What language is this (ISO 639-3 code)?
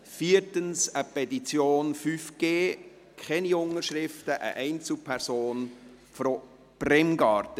gsw